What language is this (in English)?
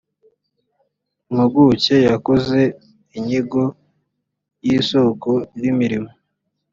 Kinyarwanda